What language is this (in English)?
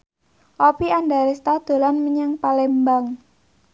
Javanese